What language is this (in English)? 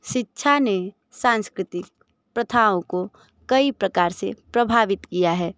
Hindi